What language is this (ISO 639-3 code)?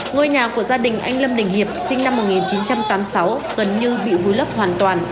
vie